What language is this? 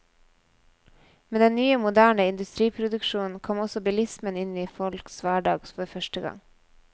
Norwegian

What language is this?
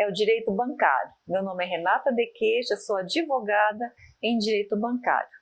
Portuguese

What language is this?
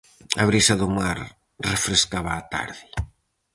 Galician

